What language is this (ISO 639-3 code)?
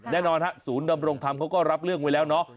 tha